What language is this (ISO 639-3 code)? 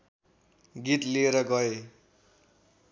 nep